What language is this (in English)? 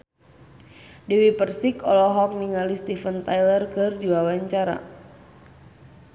Sundanese